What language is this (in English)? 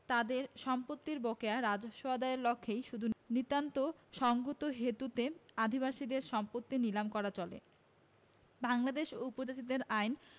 Bangla